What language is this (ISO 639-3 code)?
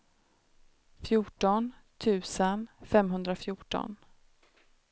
swe